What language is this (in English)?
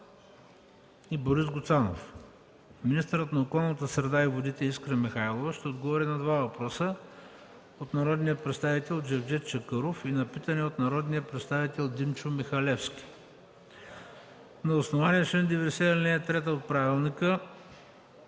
Bulgarian